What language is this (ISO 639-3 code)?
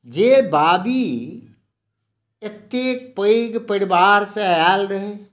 mai